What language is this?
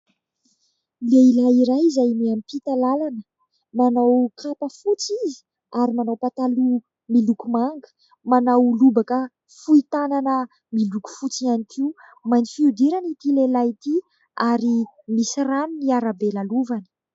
Malagasy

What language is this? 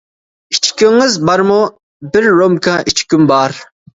Uyghur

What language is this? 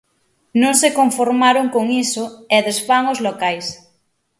Galician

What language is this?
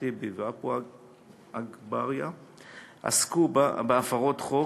Hebrew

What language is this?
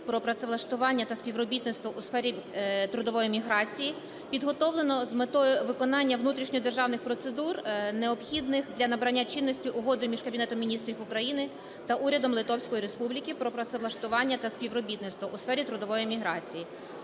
Ukrainian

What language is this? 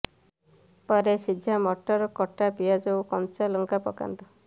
Odia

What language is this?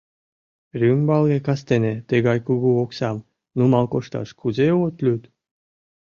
Mari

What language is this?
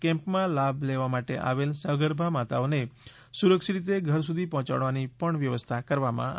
Gujarati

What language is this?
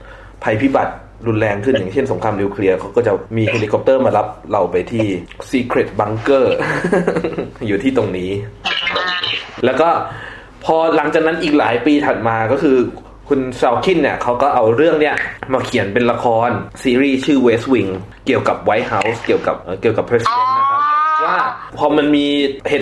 Thai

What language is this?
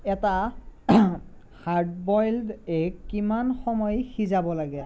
Assamese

